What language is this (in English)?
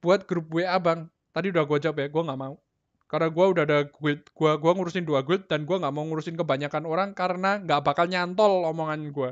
Indonesian